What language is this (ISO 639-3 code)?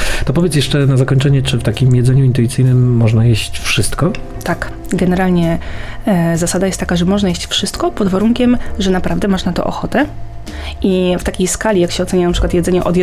pol